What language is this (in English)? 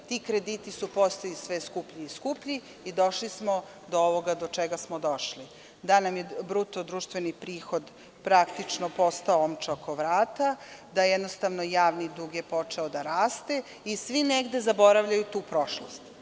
Serbian